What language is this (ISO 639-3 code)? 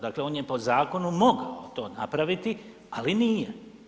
hrv